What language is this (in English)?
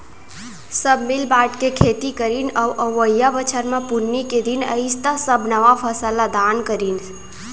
Chhattisgarhi